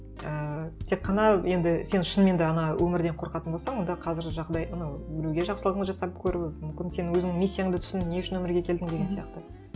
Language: Kazakh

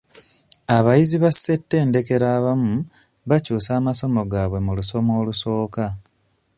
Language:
Ganda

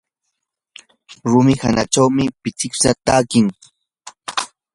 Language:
Yanahuanca Pasco Quechua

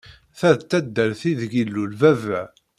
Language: Kabyle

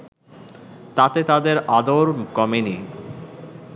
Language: Bangla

